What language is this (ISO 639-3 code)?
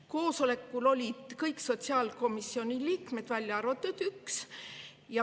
est